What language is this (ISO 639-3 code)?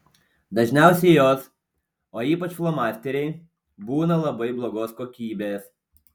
lit